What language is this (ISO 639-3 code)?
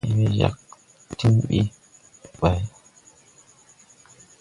tui